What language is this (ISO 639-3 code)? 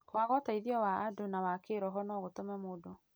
kik